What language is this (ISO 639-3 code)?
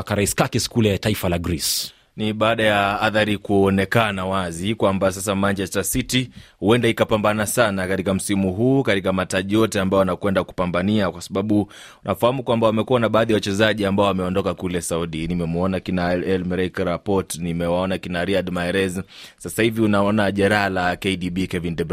swa